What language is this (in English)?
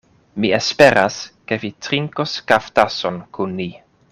Esperanto